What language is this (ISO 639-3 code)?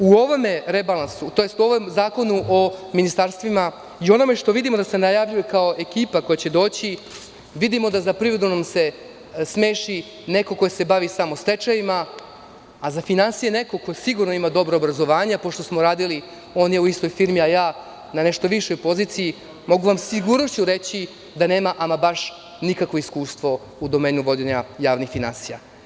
srp